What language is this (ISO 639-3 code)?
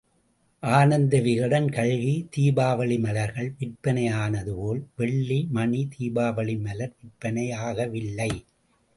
tam